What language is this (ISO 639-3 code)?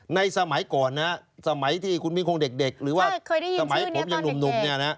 tha